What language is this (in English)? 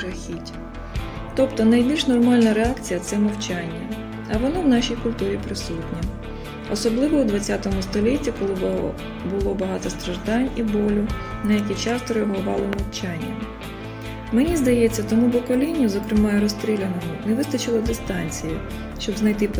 Ukrainian